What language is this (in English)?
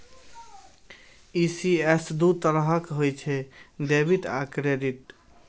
Maithili